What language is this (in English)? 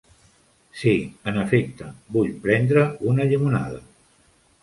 Catalan